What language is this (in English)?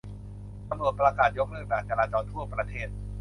Thai